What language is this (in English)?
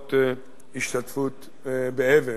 Hebrew